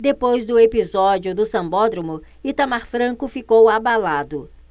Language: Portuguese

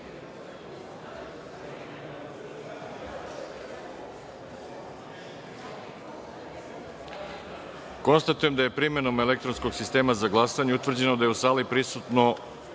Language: Serbian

